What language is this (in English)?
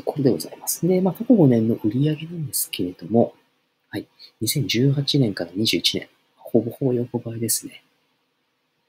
Japanese